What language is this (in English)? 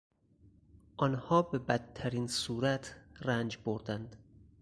Persian